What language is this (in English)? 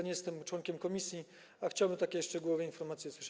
Polish